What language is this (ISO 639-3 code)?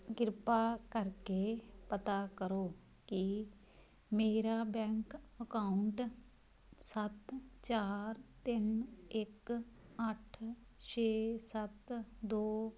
pan